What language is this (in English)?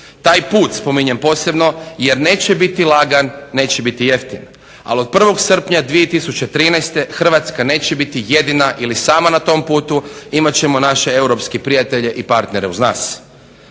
Croatian